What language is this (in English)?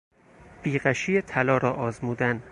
Persian